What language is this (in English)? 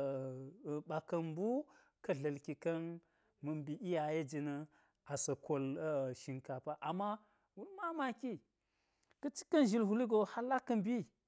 Geji